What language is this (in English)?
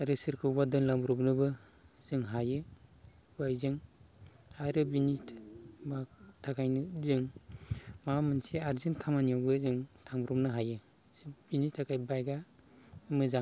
Bodo